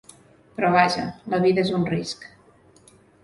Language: Catalan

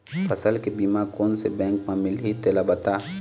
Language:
Chhattisgarhi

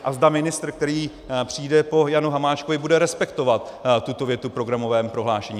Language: Czech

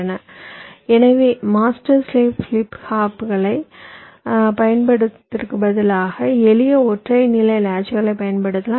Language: Tamil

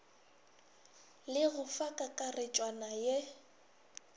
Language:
Northern Sotho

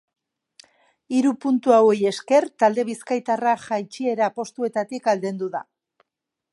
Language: Basque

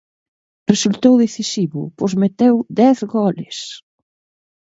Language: Galician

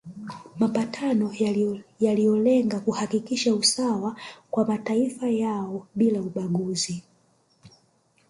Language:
Swahili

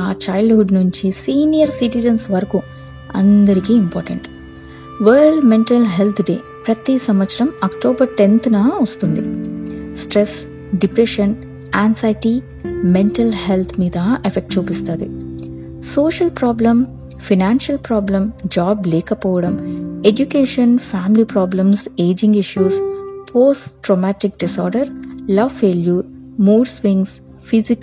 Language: Telugu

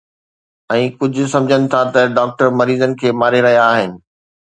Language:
Sindhi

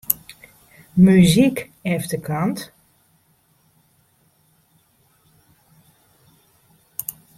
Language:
Western Frisian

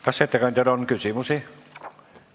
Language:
Estonian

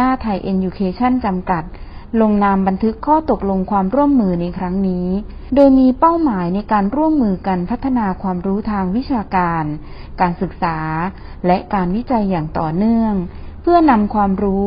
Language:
Thai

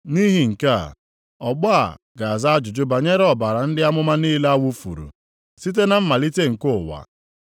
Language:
Igbo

